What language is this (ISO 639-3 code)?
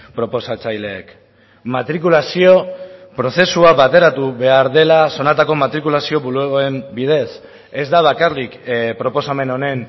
eus